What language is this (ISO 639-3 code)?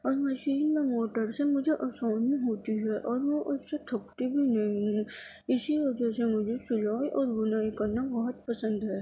urd